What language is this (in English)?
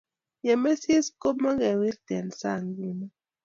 Kalenjin